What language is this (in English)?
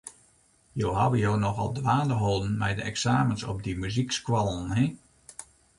Western Frisian